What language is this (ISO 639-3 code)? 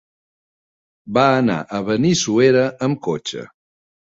cat